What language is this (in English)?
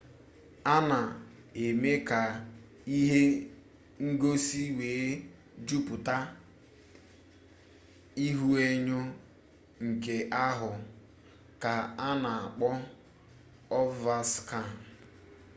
Igbo